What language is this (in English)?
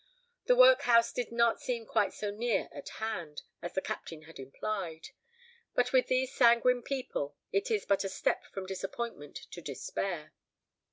English